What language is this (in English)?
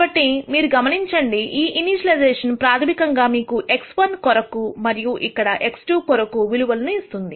Telugu